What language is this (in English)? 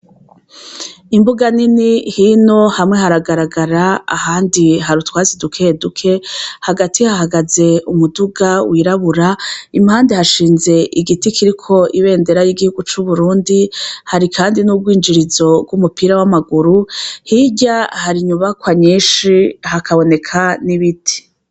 Rundi